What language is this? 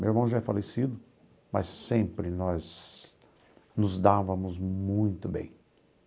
Portuguese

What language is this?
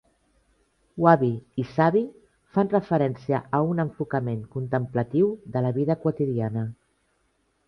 Catalan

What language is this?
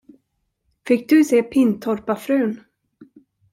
Swedish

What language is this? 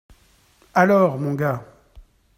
French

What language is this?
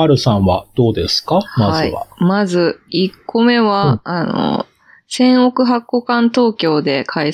Japanese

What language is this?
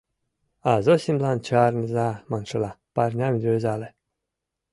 Mari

